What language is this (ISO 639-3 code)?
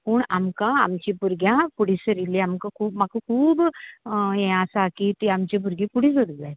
kok